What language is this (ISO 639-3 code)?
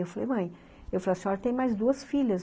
por